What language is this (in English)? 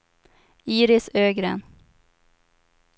Swedish